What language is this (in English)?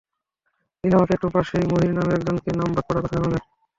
Bangla